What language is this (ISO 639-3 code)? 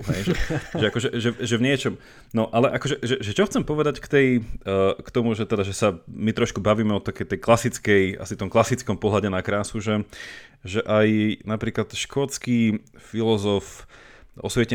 slk